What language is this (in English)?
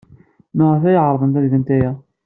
Kabyle